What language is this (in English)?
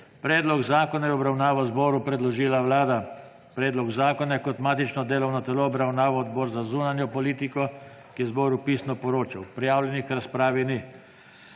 Slovenian